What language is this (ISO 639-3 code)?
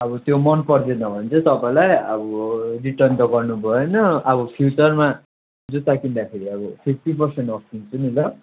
nep